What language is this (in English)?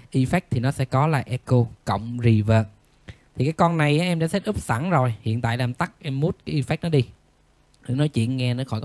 Vietnamese